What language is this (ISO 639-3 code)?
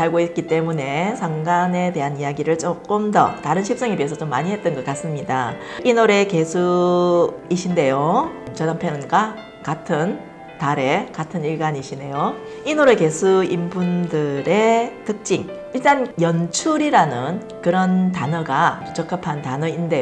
kor